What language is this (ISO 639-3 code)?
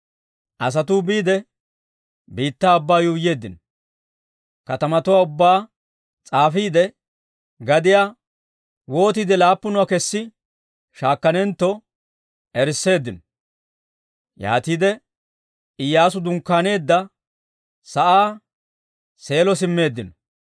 dwr